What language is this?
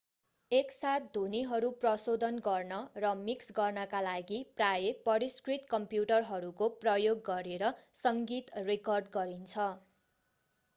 Nepali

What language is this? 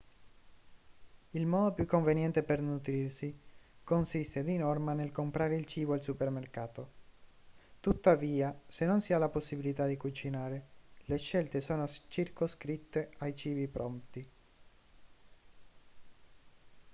Italian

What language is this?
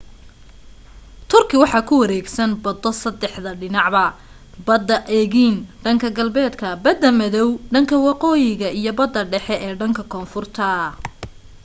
Somali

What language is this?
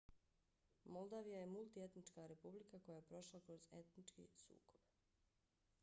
Bosnian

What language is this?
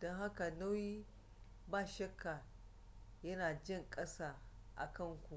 Hausa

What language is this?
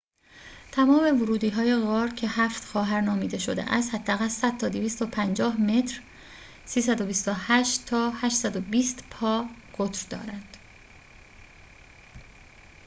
Persian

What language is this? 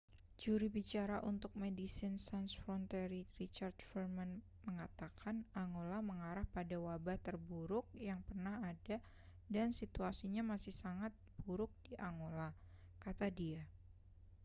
Indonesian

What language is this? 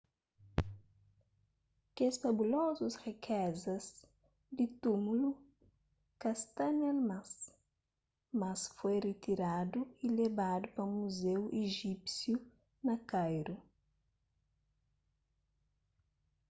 Kabuverdianu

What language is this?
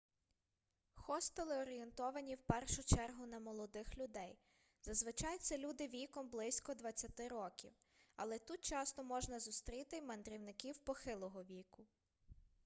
Ukrainian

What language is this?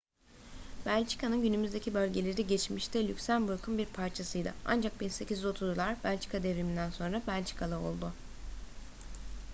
Turkish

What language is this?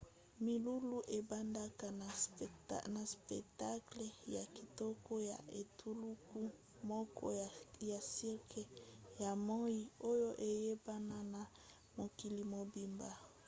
Lingala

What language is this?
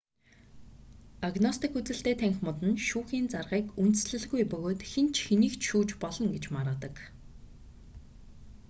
Mongolian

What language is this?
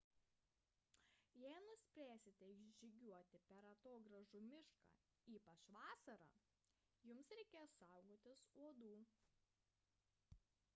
Lithuanian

